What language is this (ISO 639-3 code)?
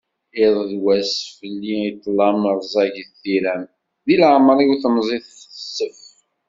kab